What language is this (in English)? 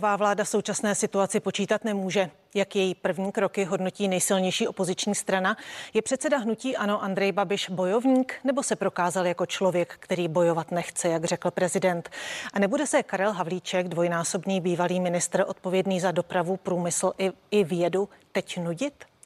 Czech